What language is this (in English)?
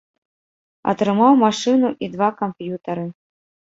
Belarusian